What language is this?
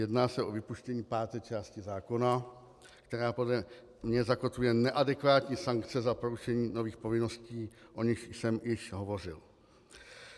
Czech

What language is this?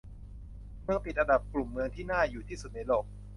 Thai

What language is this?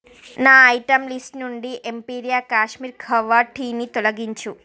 Telugu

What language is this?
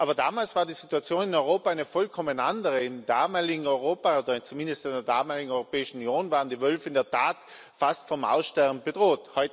German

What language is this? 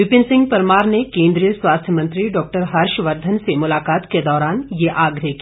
Hindi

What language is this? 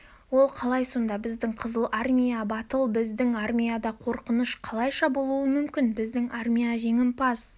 Kazakh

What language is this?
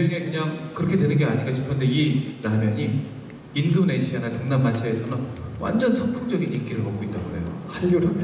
Korean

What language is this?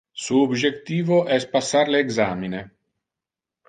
Interlingua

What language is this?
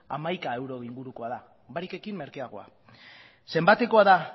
Basque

